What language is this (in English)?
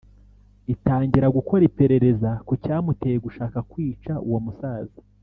Kinyarwanda